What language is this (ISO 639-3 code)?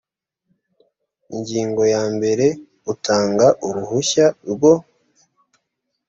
kin